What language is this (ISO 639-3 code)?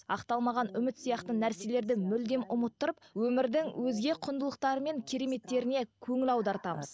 kaz